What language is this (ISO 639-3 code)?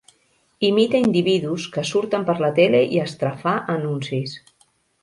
cat